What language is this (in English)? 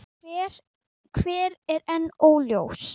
Icelandic